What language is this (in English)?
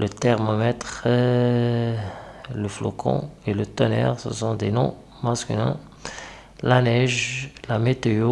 French